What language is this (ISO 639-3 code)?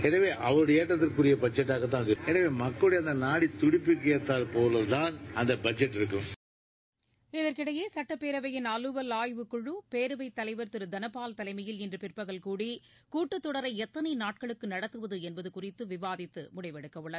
tam